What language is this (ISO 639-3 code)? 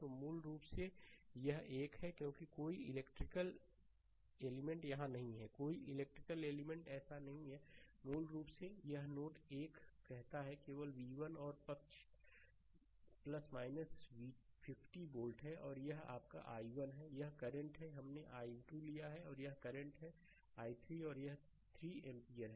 hin